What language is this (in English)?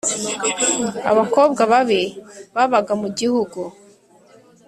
Kinyarwanda